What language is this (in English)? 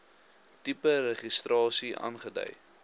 Afrikaans